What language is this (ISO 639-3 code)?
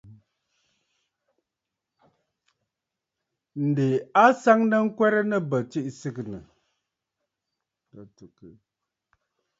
bfd